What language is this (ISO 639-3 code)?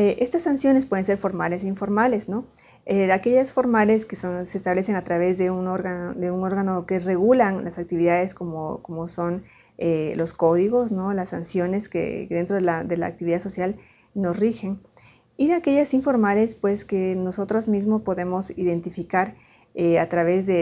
spa